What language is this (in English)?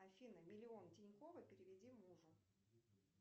Russian